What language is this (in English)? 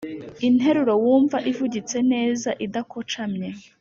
Kinyarwanda